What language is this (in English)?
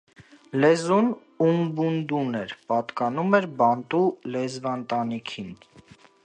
Armenian